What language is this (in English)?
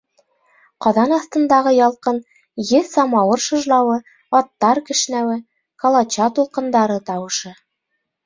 Bashkir